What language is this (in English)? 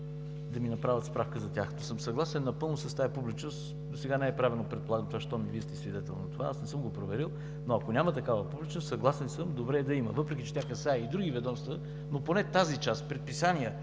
Bulgarian